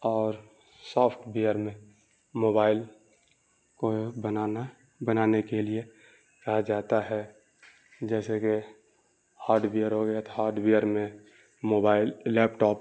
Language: Urdu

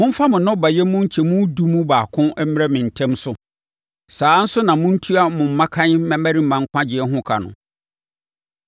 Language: Akan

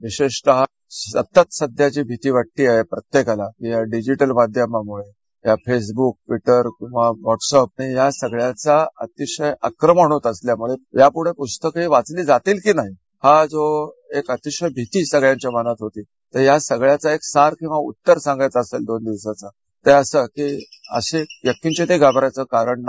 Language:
Marathi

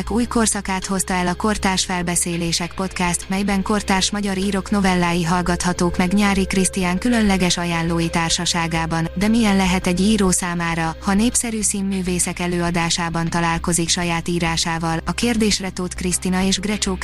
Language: Hungarian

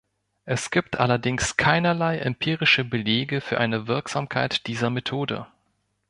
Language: German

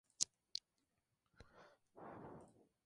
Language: Spanish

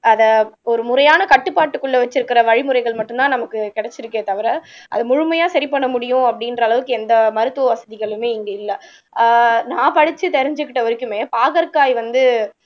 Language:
Tamil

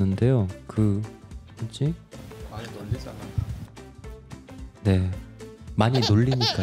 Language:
Korean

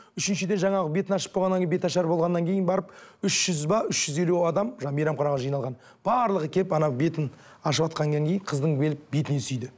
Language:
Kazakh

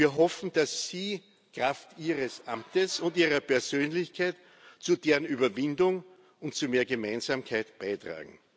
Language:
German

